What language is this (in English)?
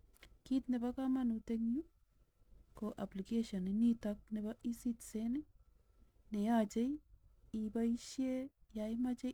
Kalenjin